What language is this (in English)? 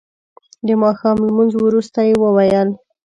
Pashto